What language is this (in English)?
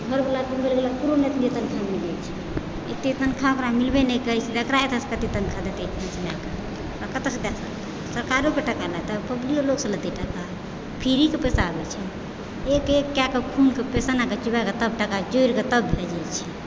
Maithili